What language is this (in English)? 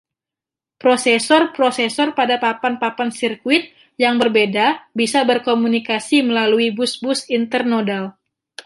Indonesian